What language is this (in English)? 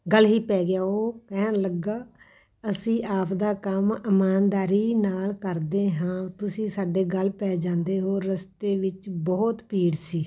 Punjabi